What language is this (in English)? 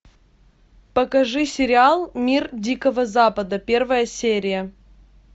Russian